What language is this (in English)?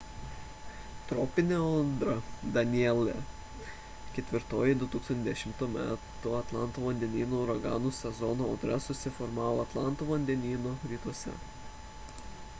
Lithuanian